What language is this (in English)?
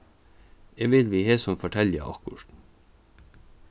Faroese